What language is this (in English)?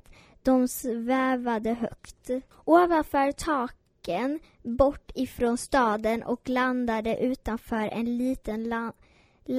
Swedish